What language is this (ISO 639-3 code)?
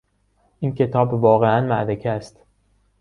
fas